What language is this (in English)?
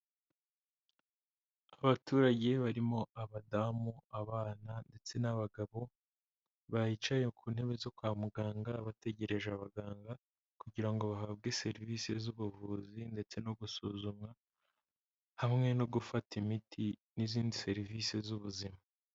Kinyarwanda